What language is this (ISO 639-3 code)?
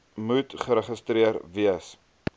afr